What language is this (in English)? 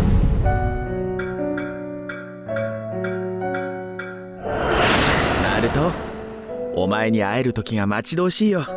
Japanese